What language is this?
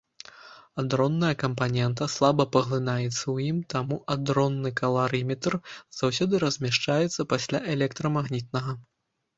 Belarusian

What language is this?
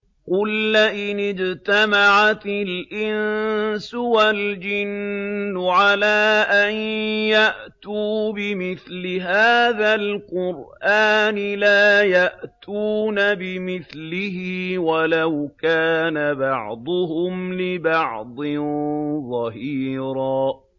Arabic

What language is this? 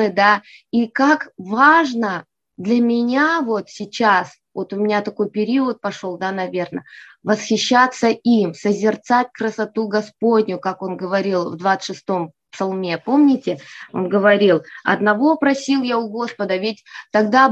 Russian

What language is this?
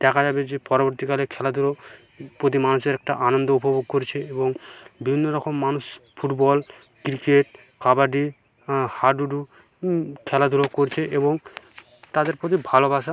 Bangla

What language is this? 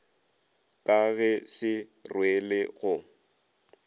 Northern Sotho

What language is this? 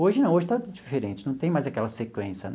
Portuguese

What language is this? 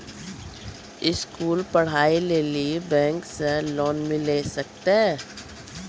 Maithili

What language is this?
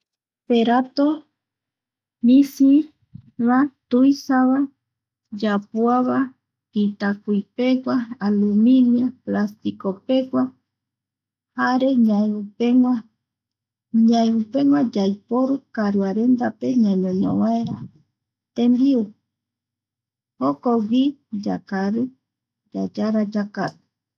Eastern Bolivian Guaraní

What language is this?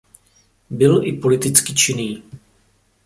Czech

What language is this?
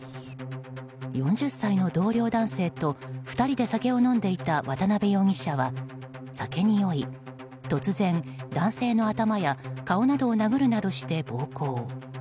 Japanese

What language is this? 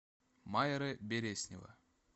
Russian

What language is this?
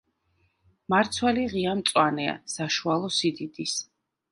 Georgian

